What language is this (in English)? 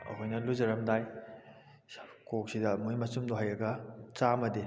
Manipuri